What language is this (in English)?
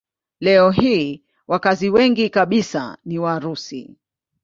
Swahili